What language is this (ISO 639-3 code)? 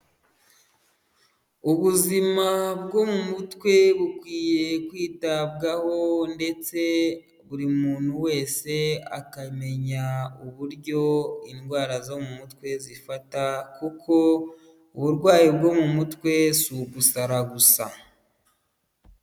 kin